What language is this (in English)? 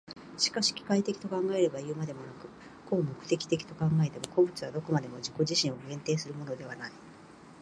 Japanese